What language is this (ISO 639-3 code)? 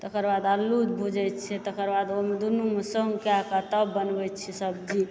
mai